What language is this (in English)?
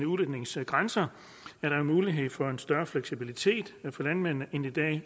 Danish